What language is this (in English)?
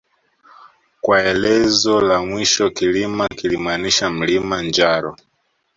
Swahili